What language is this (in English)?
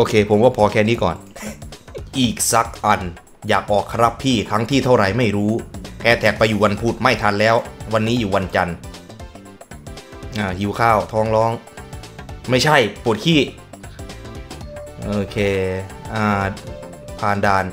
Thai